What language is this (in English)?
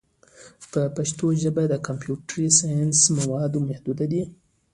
Pashto